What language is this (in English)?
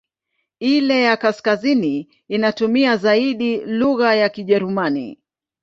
Swahili